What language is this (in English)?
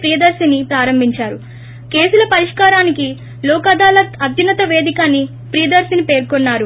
Telugu